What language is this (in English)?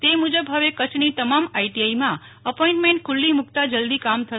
Gujarati